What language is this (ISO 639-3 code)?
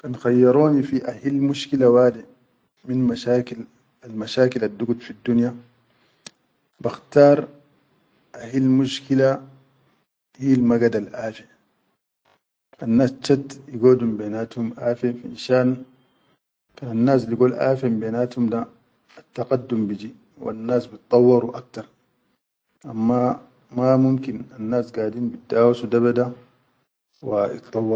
shu